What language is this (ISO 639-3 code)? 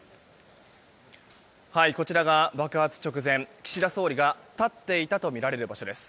jpn